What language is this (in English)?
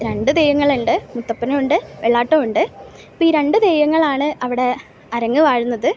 Malayalam